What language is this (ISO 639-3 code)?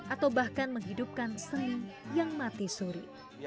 ind